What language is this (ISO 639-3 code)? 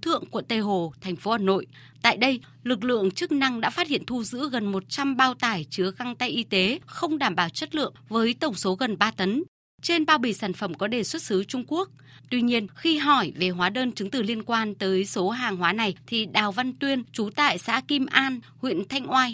vie